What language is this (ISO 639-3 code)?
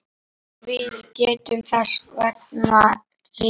isl